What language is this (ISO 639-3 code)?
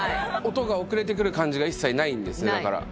jpn